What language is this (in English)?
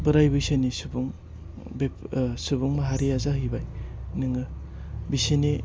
Bodo